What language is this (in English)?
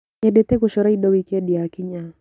Kikuyu